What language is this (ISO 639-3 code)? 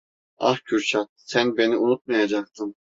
tur